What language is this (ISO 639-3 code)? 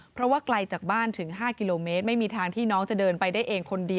tha